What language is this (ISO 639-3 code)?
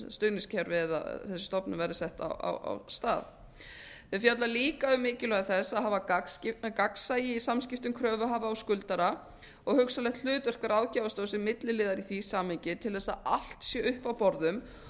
isl